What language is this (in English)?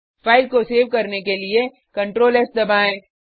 Hindi